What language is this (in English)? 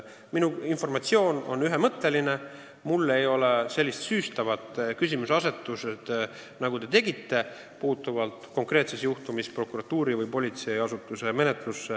Estonian